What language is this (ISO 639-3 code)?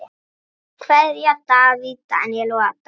isl